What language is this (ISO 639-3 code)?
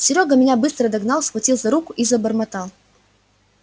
rus